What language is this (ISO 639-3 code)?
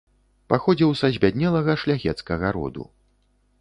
bel